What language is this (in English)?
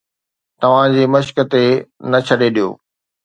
Sindhi